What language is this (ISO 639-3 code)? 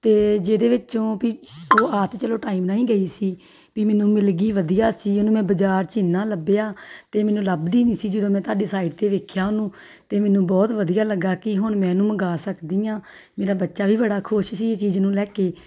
pan